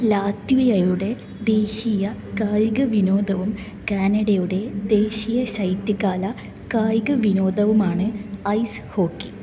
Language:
Malayalam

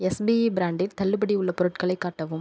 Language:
Tamil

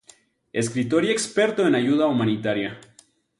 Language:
Spanish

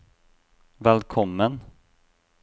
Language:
Norwegian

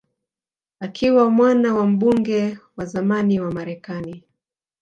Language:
Swahili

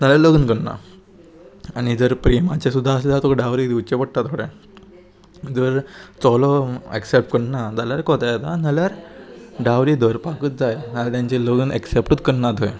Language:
Konkani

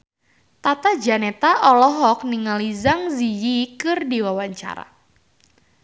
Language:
Sundanese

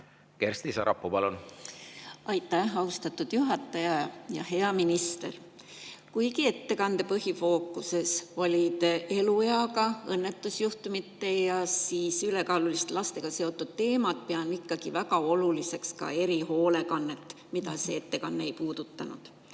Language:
Estonian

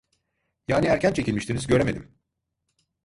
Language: Turkish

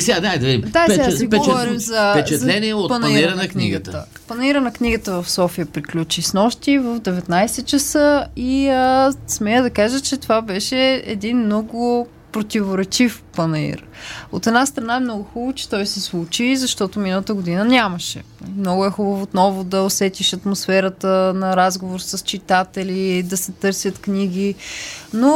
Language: Bulgarian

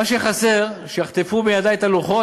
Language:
Hebrew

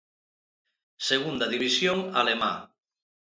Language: Galician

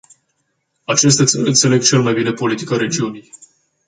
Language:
Romanian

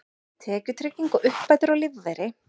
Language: Icelandic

